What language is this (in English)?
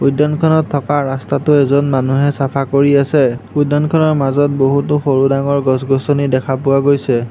Assamese